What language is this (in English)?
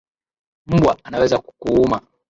Swahili